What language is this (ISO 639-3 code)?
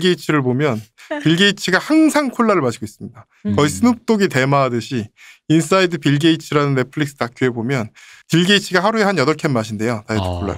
kor